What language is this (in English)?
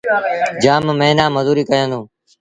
Sindhi Bhil